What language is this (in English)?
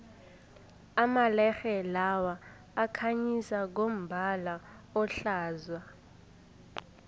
South Ndebele